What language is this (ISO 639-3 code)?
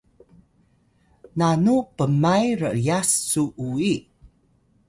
tay